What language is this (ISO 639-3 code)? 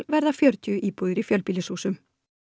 isl